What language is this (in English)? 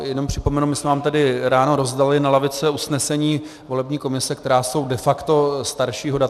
Czech